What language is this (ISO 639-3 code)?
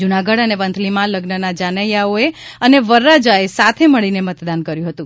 guj